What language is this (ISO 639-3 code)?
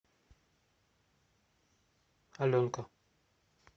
rus